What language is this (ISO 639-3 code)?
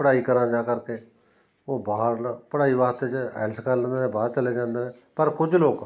pan